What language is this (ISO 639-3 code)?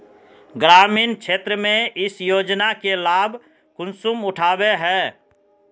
mag